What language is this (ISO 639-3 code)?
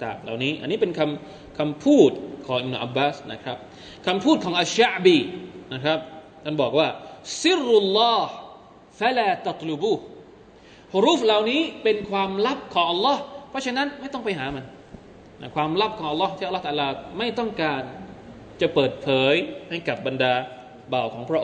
tha